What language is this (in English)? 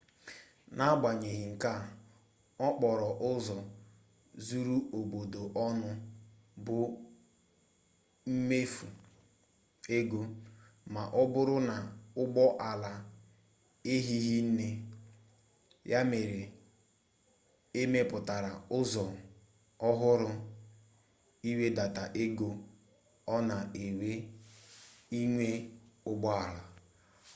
Igbo